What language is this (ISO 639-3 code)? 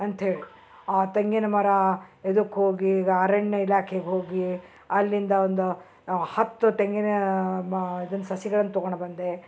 kan